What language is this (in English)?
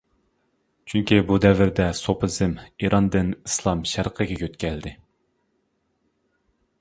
Uyghur